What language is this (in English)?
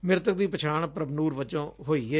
Punjabi